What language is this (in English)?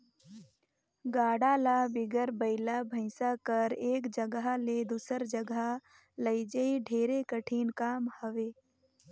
Chhattisgarhi